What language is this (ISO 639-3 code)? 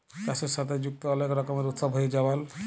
ben